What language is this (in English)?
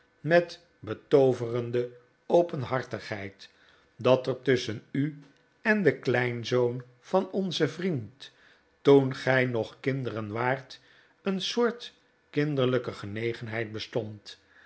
Dutch